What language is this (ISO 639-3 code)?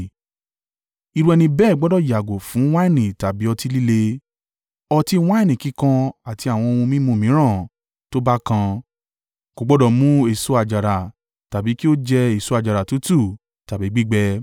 yor